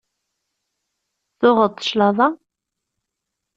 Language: Kabyle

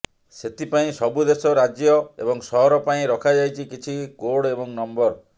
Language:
Odia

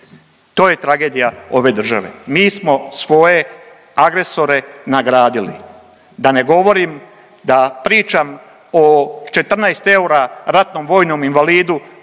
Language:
Croatian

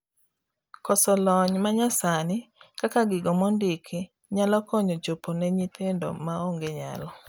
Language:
Luo (Kenya and Tanzania)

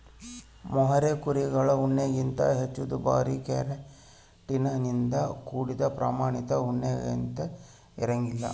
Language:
Kannada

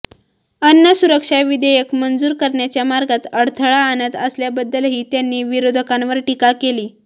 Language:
Marathi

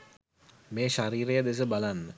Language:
Sinhala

